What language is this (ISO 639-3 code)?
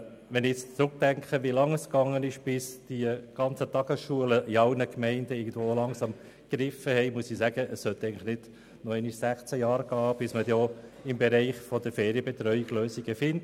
gsw